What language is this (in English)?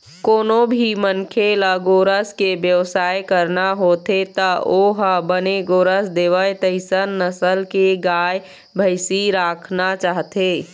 Chhattisgarhi